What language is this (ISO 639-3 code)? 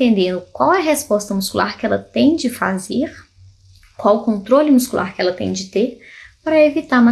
por